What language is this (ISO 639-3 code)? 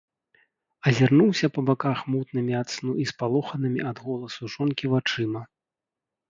bel